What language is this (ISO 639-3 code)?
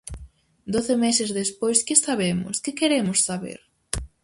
glg